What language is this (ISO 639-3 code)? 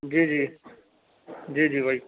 urd